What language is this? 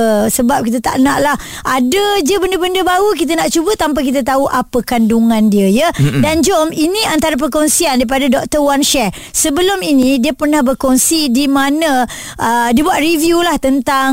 Malay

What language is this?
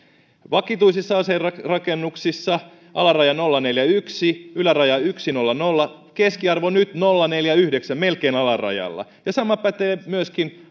Finnish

